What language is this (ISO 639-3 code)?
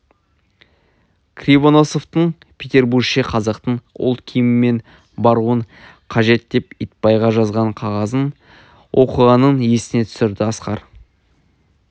kaz